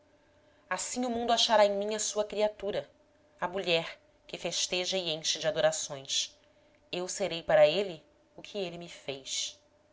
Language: Portuguese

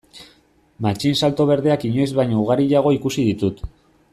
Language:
Basque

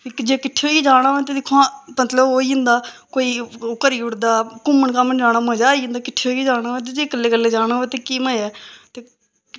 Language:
Dogri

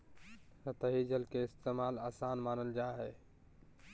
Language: Magahi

